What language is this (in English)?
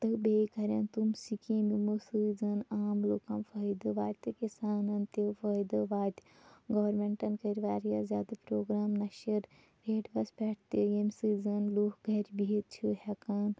Kashmiri